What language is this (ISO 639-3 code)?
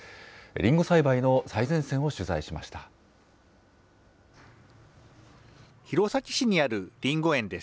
jpn